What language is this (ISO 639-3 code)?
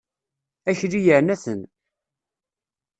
kab